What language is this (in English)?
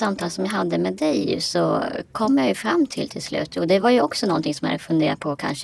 Swedish